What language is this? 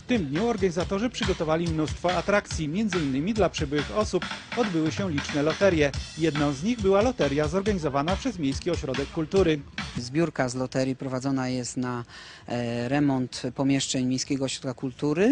Polish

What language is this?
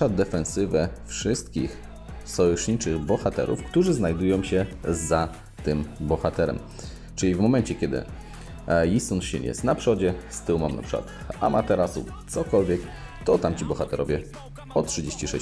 Polish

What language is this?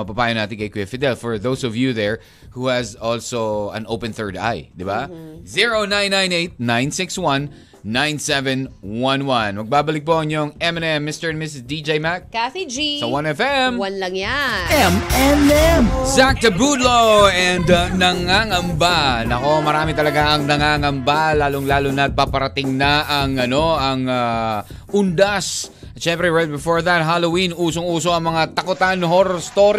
Filipino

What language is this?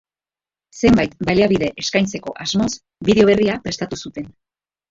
Basque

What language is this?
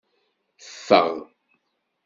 Kabyle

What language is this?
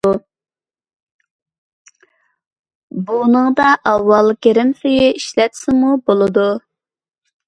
Uyghur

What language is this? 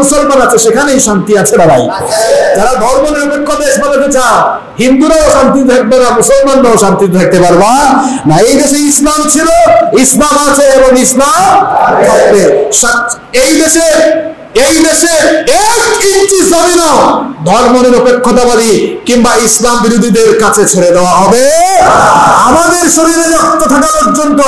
Turkish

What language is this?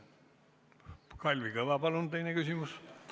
Estonian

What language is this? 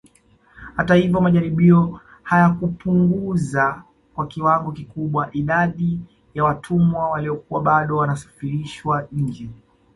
Swahili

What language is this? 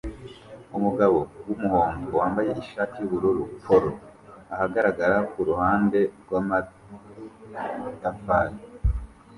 Kinyarwanda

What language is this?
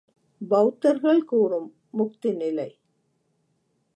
Tamil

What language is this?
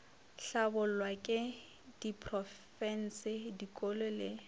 Northern Sotho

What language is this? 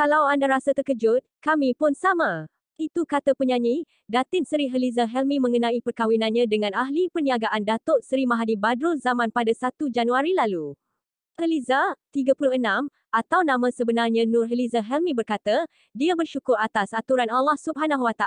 Malay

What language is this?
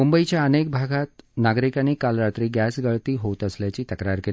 Marathi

